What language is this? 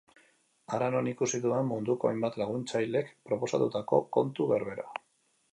Basque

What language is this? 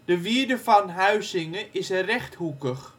Dutch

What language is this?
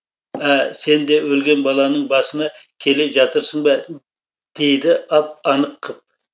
Kazakh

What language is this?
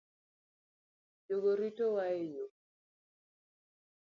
Luo (Kenya and Tanzania)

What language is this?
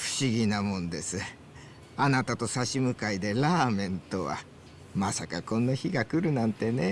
Japanese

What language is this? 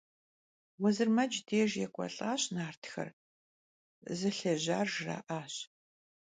Kabardian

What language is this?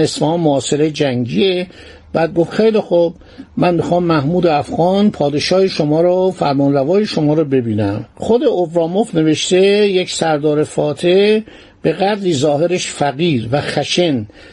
Persian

